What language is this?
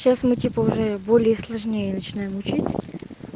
Russian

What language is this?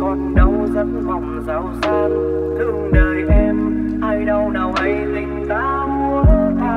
Vietnamese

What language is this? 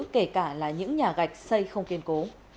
Vietnamese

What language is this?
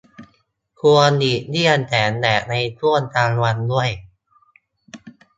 Thai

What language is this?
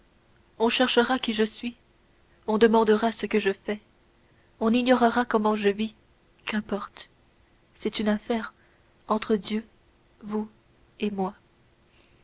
French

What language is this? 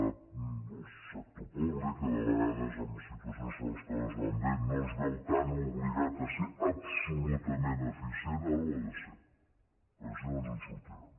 Catalan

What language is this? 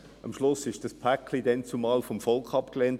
Swiss German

